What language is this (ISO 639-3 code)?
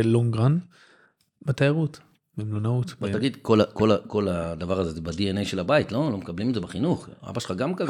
heb